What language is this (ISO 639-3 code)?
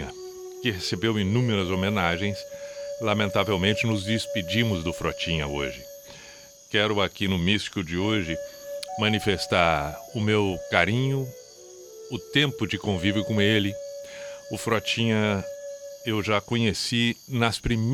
por